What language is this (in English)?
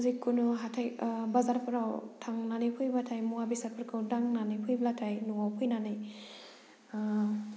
Bodo